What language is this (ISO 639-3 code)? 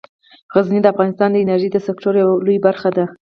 pus